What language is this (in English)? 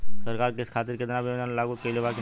Bhojpuri